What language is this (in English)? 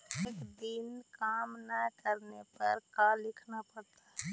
Magahi